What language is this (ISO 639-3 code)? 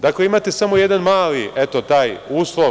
srp